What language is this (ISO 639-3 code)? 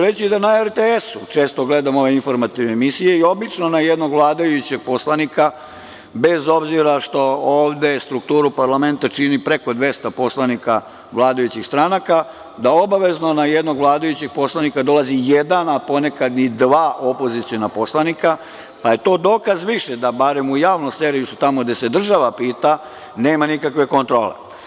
srp